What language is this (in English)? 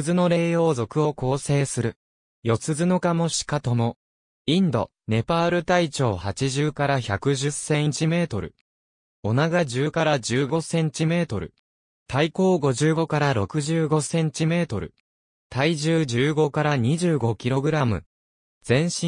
Japanese